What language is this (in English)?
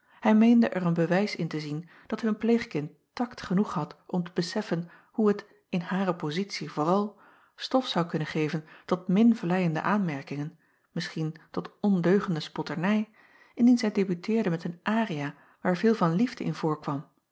Dutch